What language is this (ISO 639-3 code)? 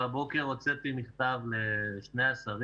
heb